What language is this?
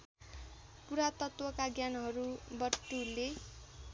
Nepali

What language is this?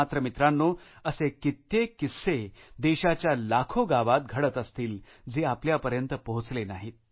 Marathi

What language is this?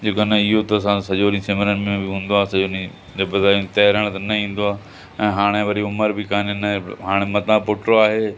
Sindhi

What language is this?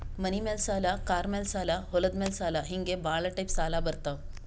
Kannada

